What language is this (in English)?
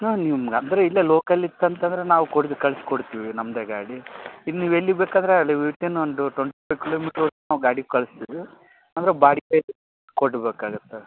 Kannada